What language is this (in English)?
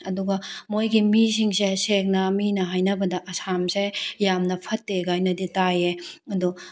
Manipuri